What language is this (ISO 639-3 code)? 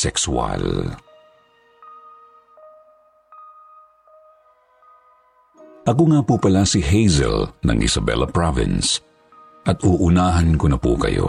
fil